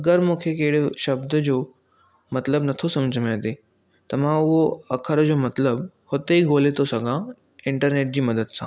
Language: Sindhi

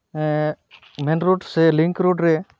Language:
Santali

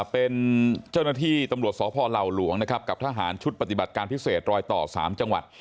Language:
Thai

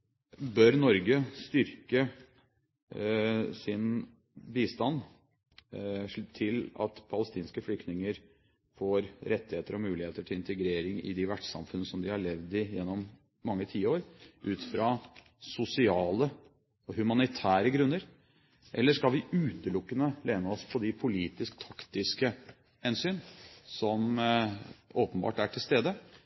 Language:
Norwegian Bokmål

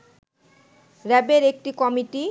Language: Bangla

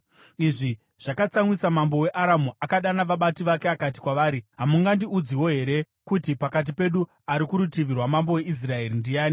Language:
Shona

